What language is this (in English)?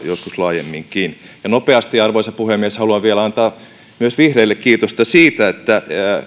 Finnish